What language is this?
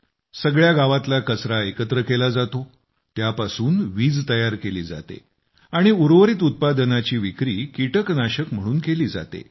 Marathi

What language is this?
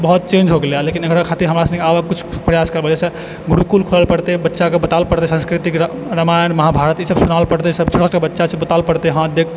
Maithili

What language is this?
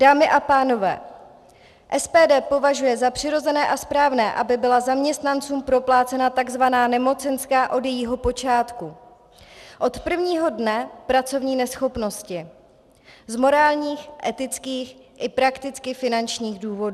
Czech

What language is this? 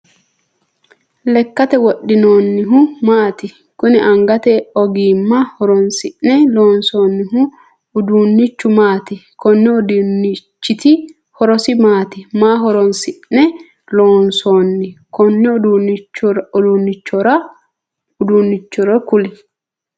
Sidamo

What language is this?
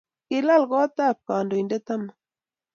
Kalenjin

